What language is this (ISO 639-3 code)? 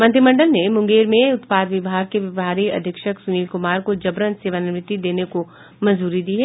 hin